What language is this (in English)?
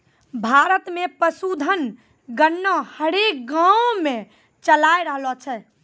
Maithili